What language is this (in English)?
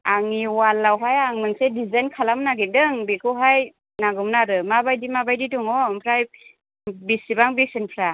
Bodo